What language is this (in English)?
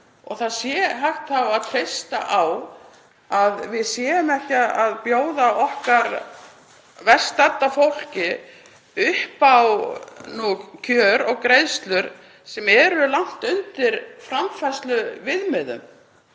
Icelandic